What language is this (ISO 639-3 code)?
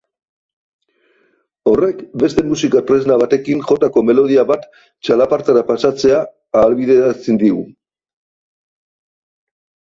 eus